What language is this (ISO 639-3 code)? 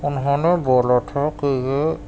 urd